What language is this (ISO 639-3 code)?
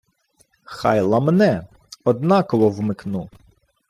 ukr